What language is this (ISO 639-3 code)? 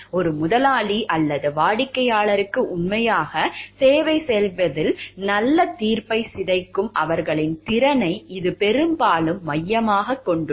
tam